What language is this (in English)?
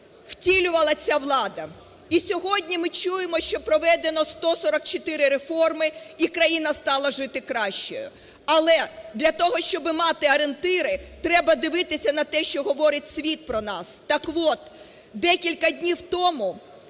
Ukrainian